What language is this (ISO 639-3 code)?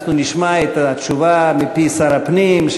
heb